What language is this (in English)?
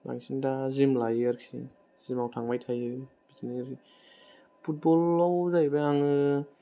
Bodo